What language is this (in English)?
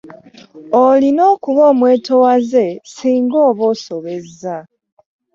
Ganda